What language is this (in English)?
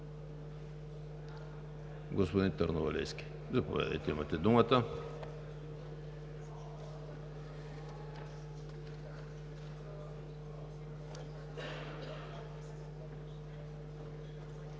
Bulgarian